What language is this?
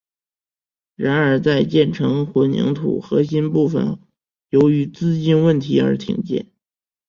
Chinese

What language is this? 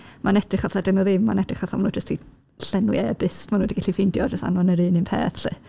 Welsh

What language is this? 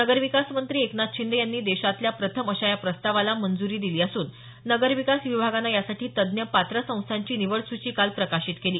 Marathi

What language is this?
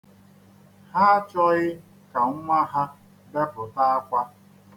Igbo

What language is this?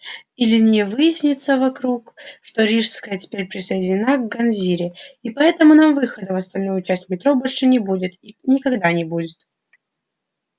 Russian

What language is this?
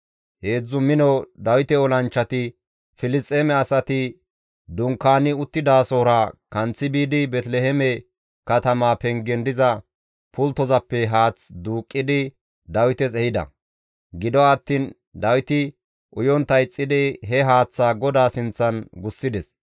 Gamo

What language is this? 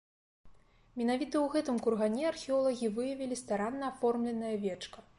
Belarusian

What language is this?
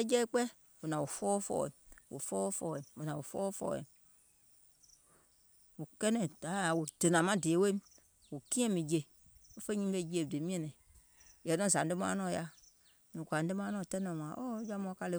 Gola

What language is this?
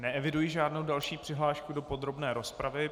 Czech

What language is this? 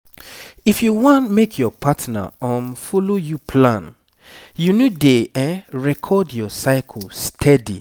Nigerian Pidgin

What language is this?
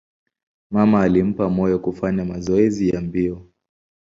Swahili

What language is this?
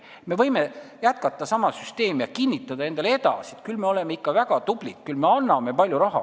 Estonian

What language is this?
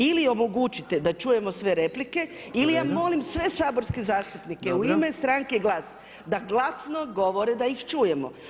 Croatian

